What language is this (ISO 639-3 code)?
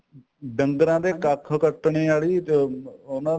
pan